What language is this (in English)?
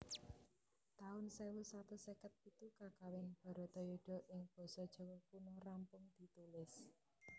Javanese